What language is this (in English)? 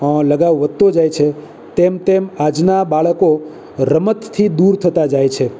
Gujarati